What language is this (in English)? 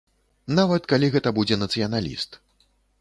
Belarusian